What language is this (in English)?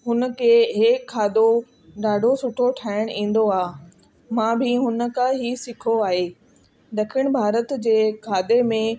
Sindhi